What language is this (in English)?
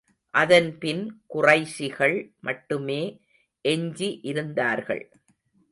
Tamil